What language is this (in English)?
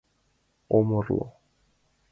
Mari